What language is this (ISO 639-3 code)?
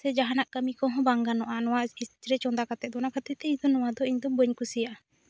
sat